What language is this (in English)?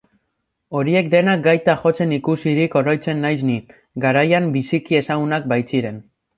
Basque